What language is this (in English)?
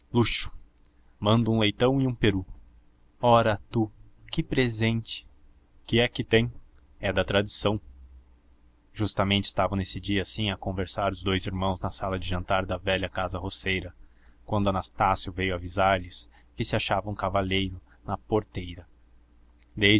Portuguese